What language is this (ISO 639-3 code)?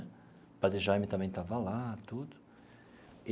por